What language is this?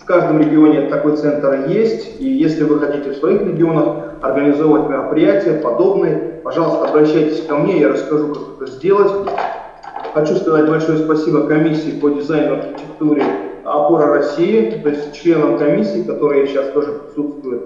Russian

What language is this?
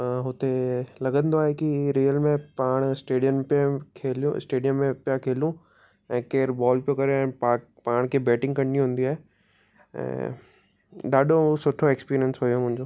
Sindhi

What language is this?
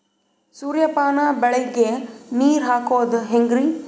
Kannada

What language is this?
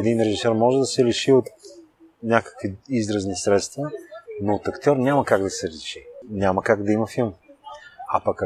Bulgarian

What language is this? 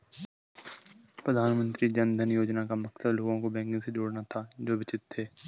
Hindi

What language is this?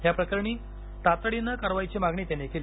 Marathi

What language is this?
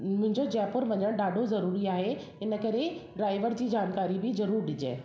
Sindhi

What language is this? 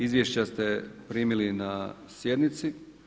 Croatian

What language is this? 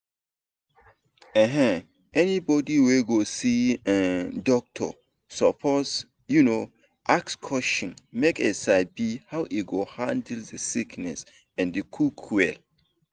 Nigerian Pidgin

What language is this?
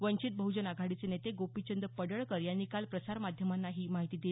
Marathi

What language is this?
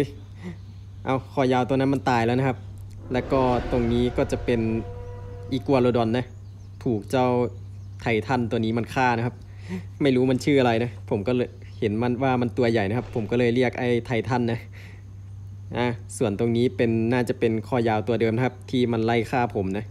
Thai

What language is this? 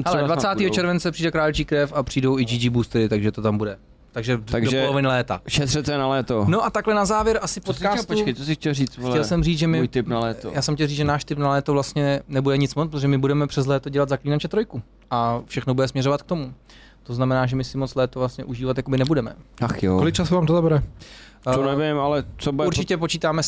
Czech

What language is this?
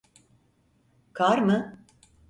Turkish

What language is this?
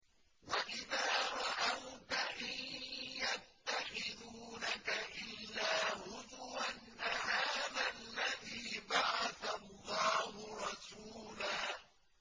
Arabic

